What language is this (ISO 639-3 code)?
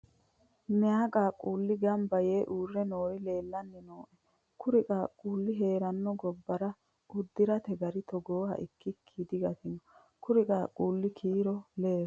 sid